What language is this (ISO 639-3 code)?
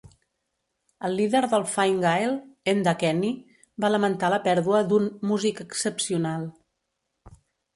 cat